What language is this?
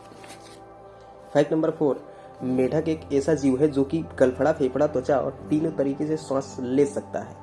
Hindi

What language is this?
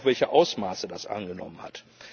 German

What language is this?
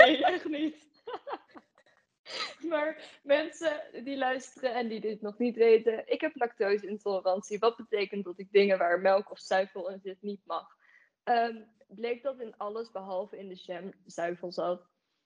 Dutch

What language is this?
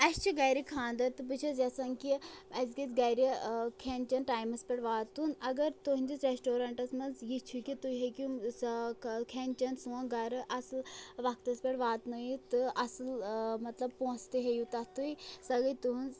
Kashmiri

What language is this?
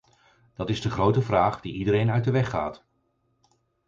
Dutch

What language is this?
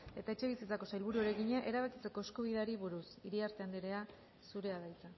Basque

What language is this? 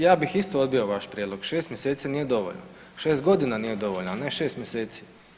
Croatian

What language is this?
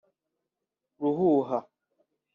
Kinyarwanda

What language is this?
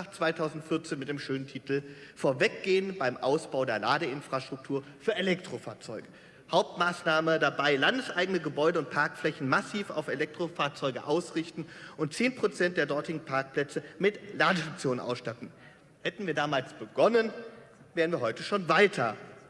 German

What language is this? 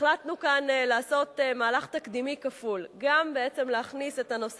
Hebrew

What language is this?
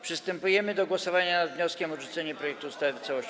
Polish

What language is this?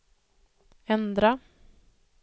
Swedish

